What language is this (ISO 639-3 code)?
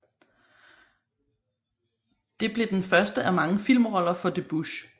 dan